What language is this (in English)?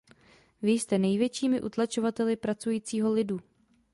Czech